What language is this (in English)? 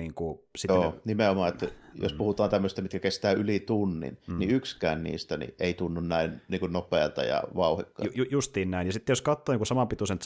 Finnish